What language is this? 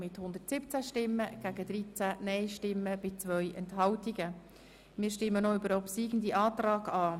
Swiss German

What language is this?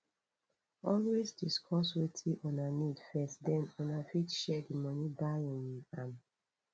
Nigerian Pidgin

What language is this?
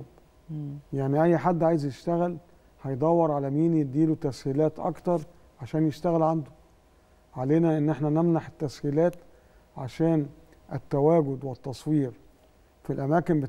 Arabic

